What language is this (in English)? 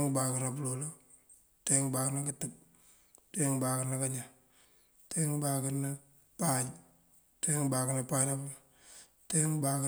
Mandjak